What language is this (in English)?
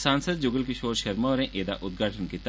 Dogri